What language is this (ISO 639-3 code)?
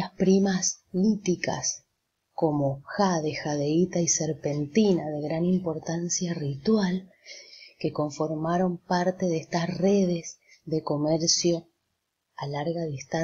spa